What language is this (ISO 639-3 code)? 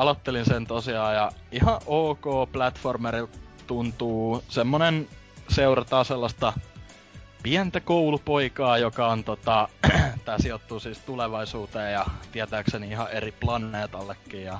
fin